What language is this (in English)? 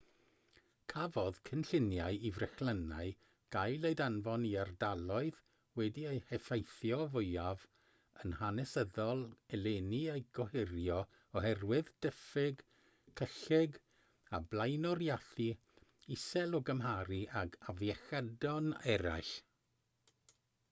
Welsh